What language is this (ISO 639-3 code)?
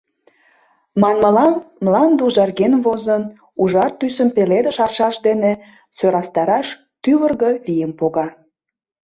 chm